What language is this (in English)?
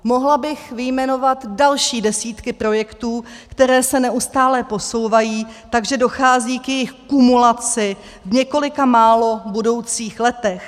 Czech